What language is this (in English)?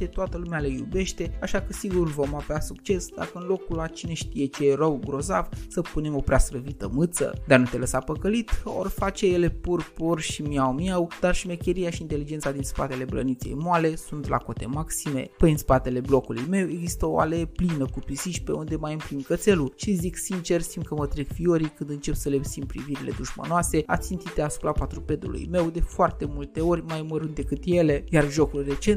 Romanian